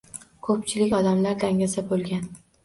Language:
Uzbek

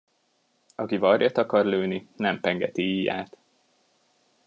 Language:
Hungarian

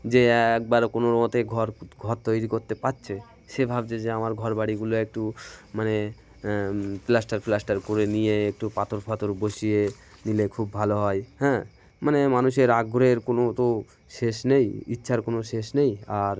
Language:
Bangla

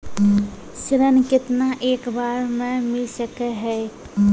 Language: Maithili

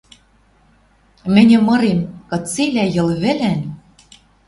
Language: Western Mari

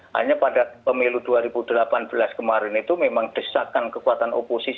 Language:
Indonesian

